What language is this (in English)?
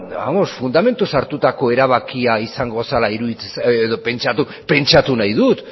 Basque